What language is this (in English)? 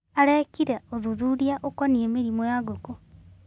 Kikuyu